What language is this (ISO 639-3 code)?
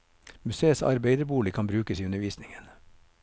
nor